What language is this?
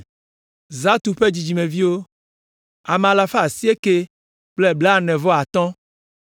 Ewe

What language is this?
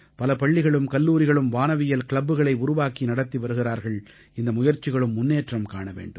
Tamil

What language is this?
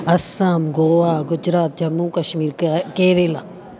Sindhi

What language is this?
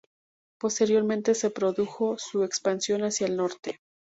Spanish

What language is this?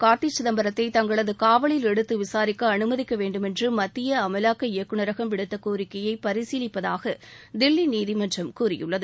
Tamil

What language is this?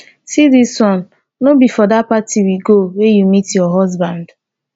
Nigerian Pidgin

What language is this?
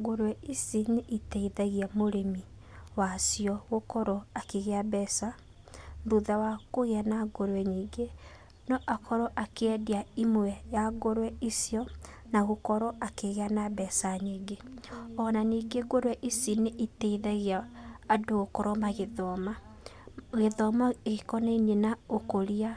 Kikuyu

